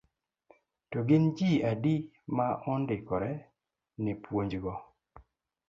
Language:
Luo (Kenya and Tanzania)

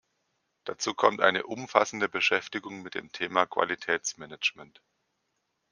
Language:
German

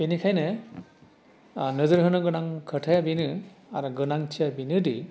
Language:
Bodo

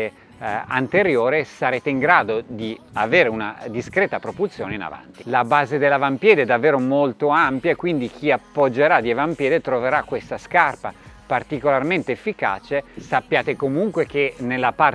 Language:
Italian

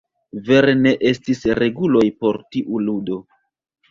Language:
Esperanto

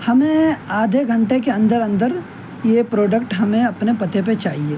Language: Urdu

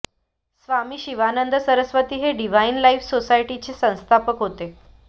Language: Marathi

